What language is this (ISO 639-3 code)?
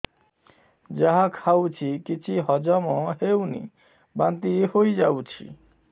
ori